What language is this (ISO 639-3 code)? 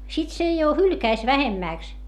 fin